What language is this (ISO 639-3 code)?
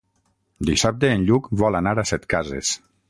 cat